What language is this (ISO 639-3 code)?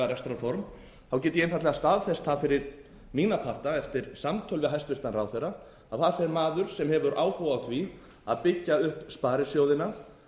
isl